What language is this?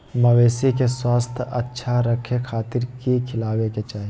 Magahi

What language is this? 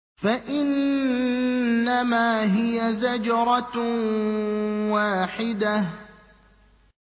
Arabic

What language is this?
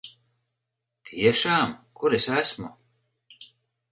Latvian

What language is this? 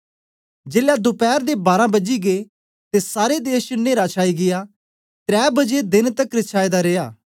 Dogri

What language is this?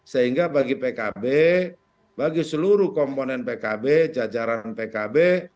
Indonesian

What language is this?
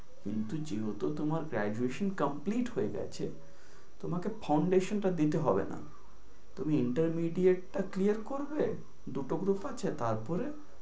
Bangla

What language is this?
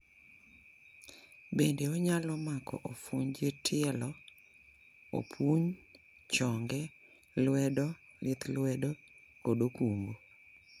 Luo (Kenya and Tanzania)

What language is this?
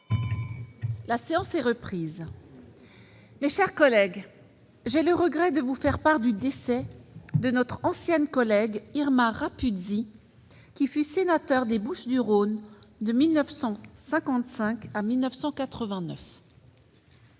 French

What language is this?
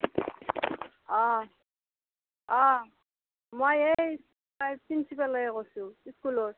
Assamese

